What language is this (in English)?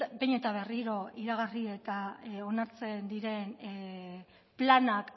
Basque